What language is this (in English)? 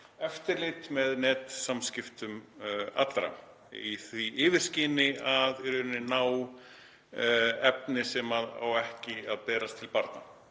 Icelandic